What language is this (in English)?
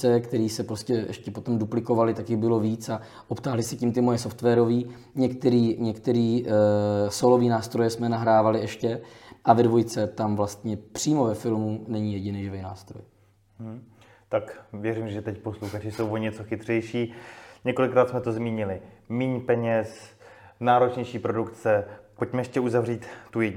Czech